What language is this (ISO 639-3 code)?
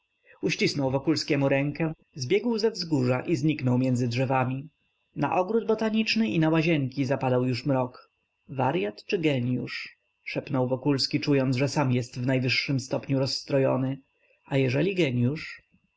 pol